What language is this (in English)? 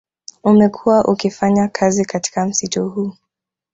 Swahili